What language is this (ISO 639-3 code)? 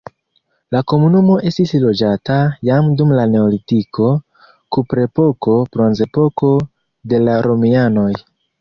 epo